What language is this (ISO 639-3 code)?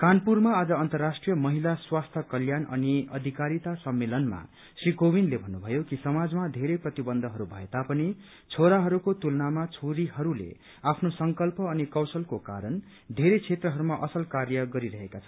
nep